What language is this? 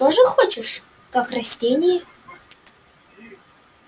Russian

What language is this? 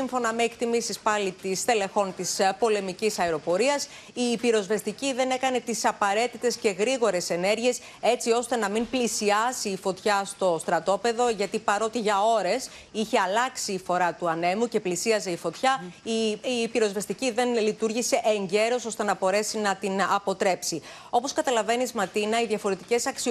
Greek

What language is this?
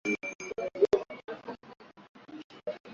Swahili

